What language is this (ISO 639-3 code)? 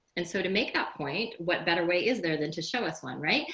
eng